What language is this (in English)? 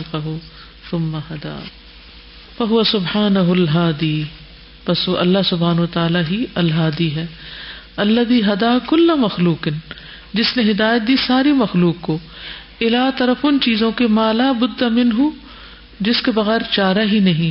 Urdu